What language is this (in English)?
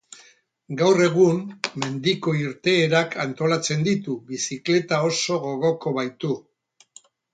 Basque